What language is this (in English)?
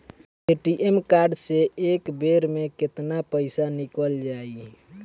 Bhojpuri